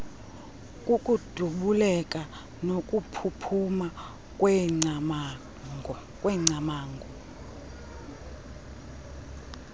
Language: Xhosa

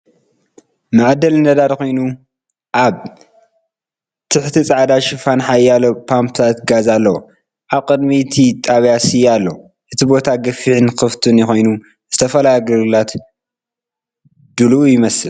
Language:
Tigrinya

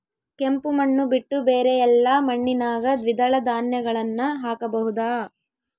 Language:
Kannada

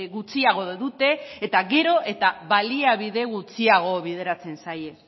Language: Basque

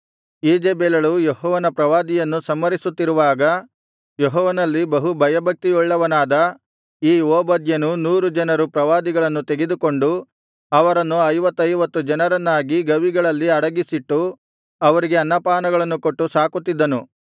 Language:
Kannada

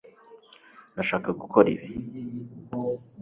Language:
Kinyarwanda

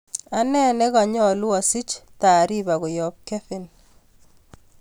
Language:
Kalenjin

